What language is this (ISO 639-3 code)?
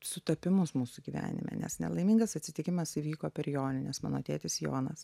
lit